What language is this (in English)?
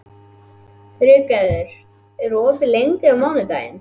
Icelandic